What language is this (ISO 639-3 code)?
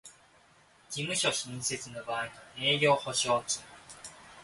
jpn